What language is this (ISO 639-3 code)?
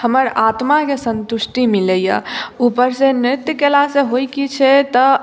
mai